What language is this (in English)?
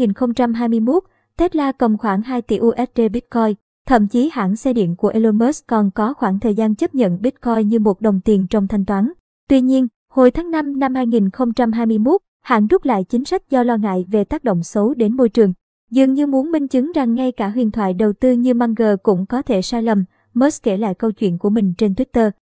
Vietnamese